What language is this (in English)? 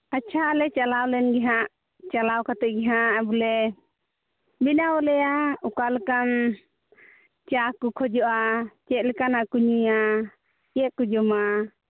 Santali